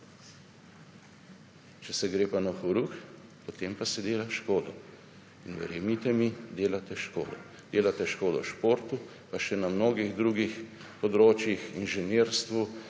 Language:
Slovenian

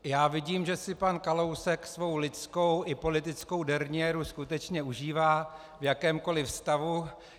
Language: Czech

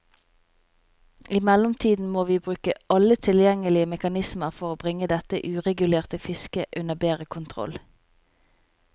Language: Norwegian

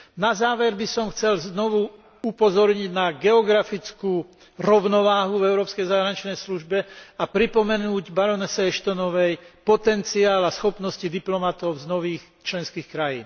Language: Slovak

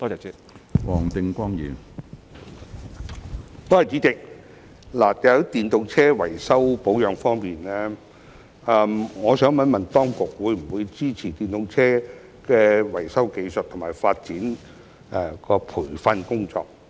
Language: Cantonese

